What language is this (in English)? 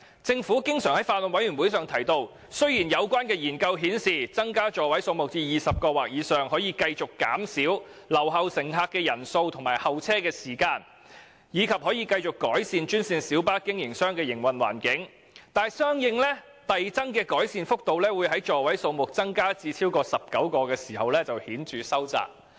Cantonese